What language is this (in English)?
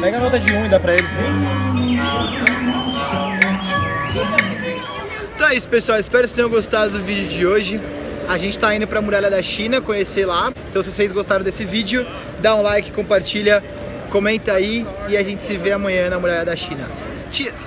Portuguese